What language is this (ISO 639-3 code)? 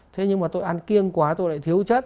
vie